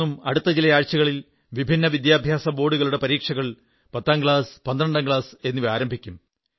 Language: Malayalam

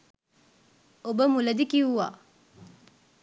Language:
Sinhala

